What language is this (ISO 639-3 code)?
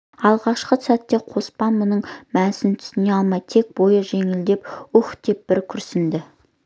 kaz